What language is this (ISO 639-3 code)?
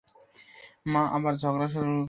ben